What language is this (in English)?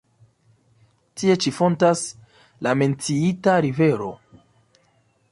Esperanto